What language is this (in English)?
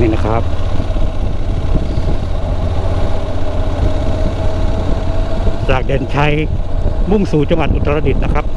Thai